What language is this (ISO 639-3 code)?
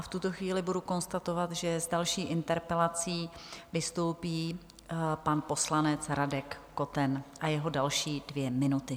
ces